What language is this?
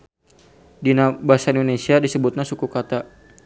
Sundanese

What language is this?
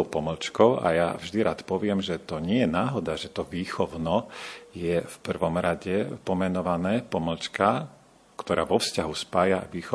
Slovak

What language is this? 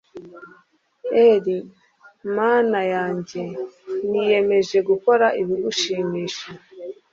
Kinyarwanda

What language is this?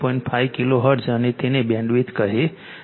Gujarati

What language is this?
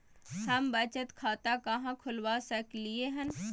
Maithili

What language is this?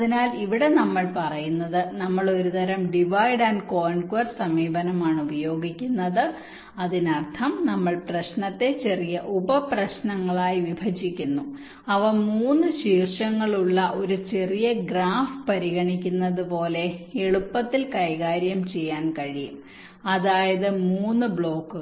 Malayalam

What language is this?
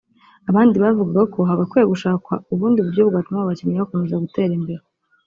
Kinyarwanda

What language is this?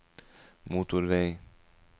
Norwegian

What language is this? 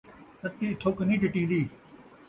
Saraiki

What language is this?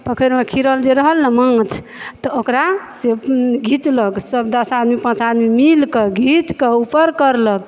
Maithili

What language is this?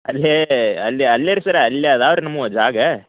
Kannada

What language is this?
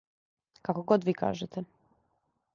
Serbian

